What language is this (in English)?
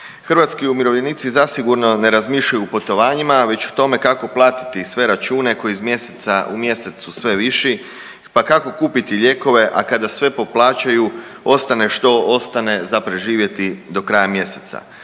Croatian